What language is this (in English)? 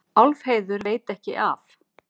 Icelandic